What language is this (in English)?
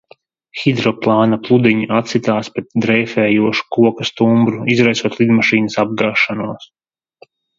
Latvian